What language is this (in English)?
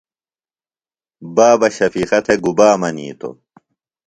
Phalura